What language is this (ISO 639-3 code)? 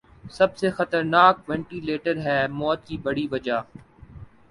urd